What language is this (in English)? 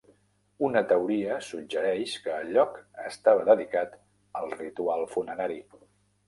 Catalan